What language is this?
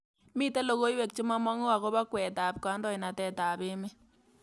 Kalenjin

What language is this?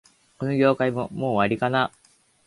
Japanese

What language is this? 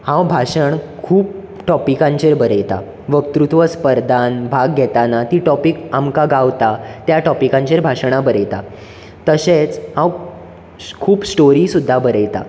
Konkani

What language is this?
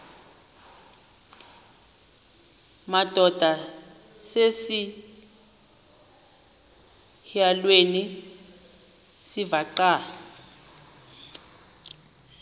Xhosa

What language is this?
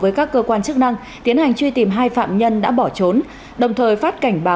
Vietnamese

